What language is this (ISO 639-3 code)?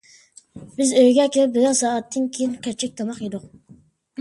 uig